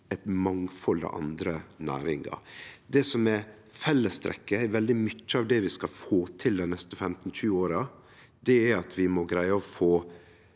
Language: Norwegian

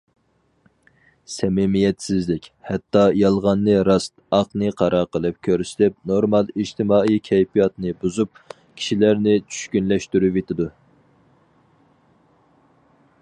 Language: Uyghur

